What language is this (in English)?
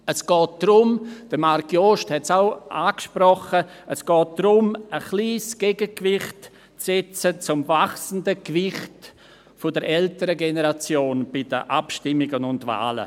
Swiss German